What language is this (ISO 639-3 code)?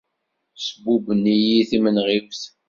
kab